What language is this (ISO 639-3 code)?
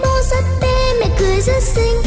vie